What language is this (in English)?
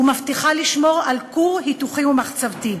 Hebrew